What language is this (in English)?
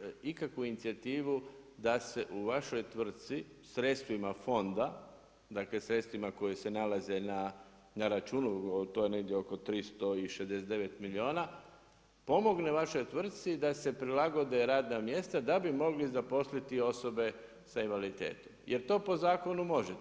Croatian